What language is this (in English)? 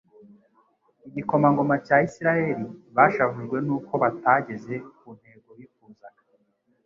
Kinyarwanda